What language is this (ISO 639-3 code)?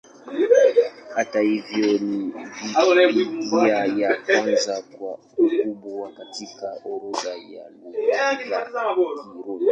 swa